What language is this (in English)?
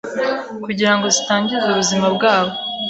Kinyarwanda